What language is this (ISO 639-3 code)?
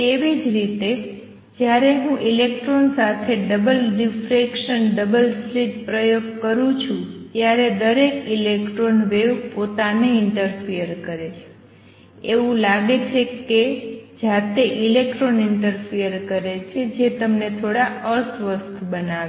guj